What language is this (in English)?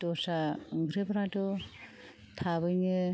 Bodo